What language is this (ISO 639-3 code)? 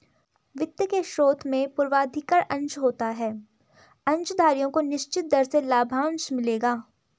hin